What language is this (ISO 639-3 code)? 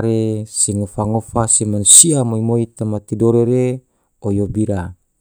tvo